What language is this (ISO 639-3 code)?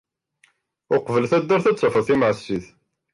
kab